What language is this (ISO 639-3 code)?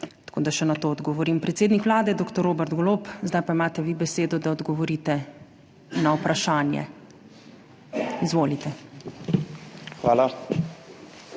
slv